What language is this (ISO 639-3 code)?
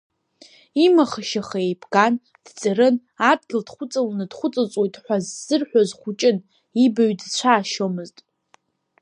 abk